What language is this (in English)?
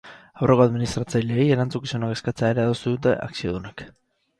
Basque